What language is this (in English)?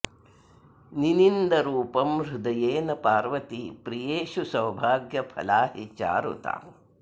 Sanskrit